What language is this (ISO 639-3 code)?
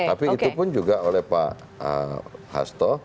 ind